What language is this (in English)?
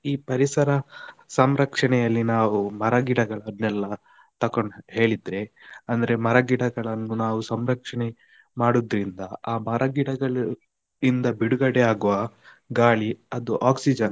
Kannada